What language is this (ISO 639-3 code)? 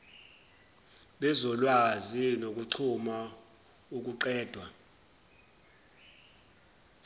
zul